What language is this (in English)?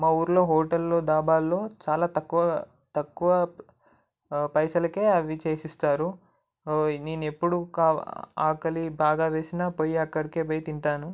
Telugu